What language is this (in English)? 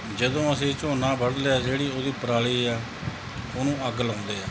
Punjabi